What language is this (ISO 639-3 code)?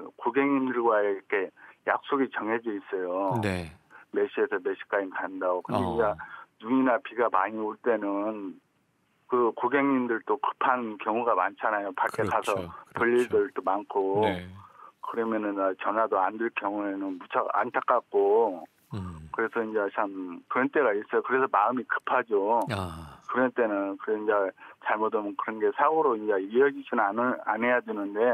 kor